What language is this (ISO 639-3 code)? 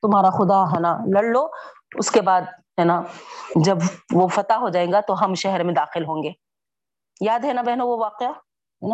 urd